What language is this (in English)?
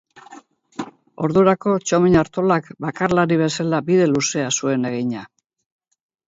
Basque